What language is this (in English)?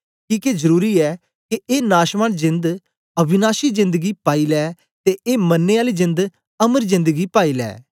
Dogri